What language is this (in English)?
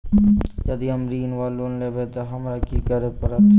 Maithili